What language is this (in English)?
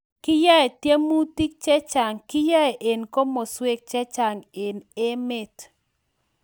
Kalenjin